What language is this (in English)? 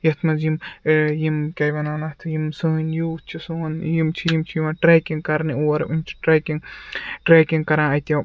Kashmiri